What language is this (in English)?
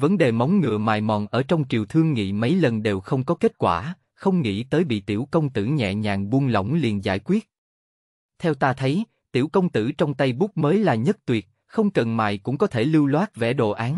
Vietnamese